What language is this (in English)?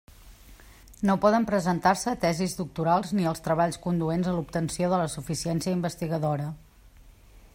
Catalan